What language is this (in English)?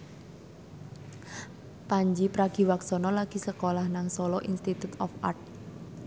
Javanese